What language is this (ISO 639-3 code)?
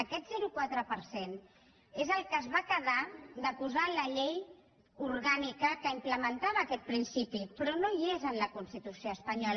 cat